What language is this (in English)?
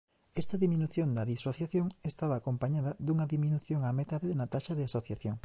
Galician